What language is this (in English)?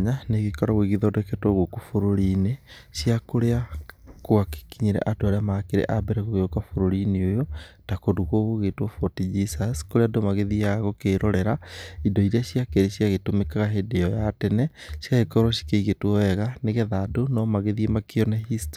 Kikuyu